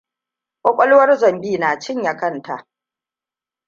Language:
Hausa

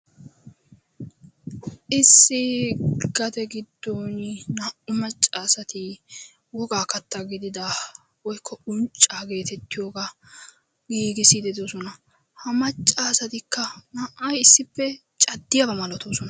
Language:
Wolaytta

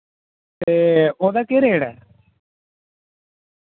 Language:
Dogri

